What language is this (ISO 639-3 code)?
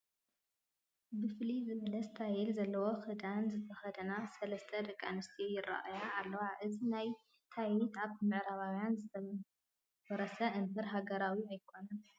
tir